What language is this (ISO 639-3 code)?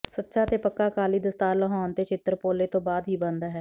pan